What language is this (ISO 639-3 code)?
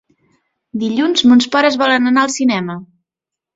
cat